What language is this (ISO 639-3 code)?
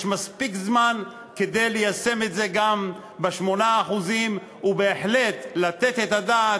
heb